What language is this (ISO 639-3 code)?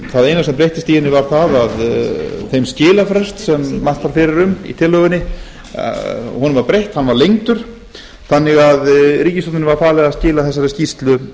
isl